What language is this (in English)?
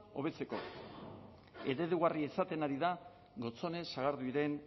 Basque